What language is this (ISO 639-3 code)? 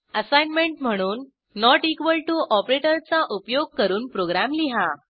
mar